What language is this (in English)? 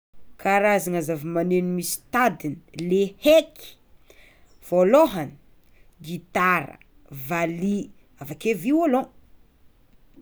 Tsimihety Malagasy